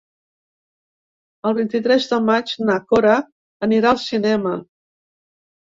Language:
Catalan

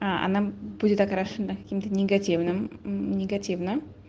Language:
Russian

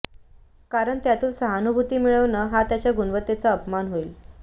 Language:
Marathi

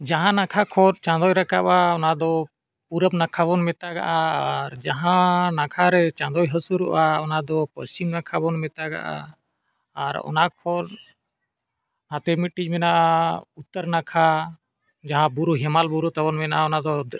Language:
Santali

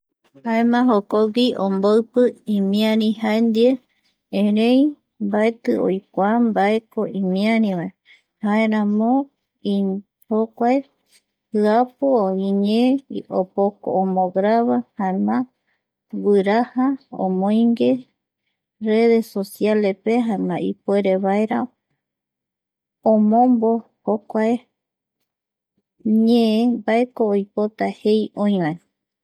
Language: Eastern Bolivian Guaraní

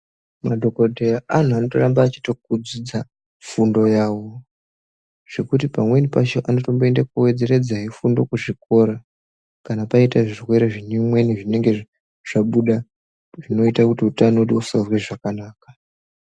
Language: Ndau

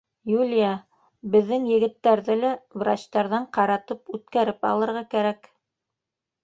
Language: Bashkir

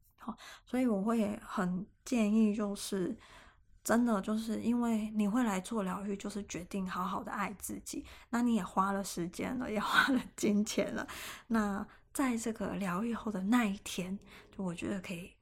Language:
Chinese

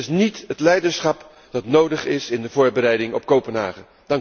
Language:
Dutch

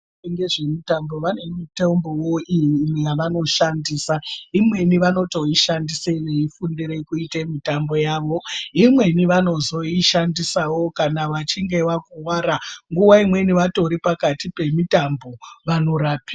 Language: Ndau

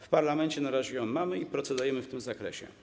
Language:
Polish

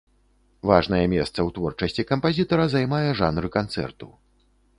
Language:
Belarusian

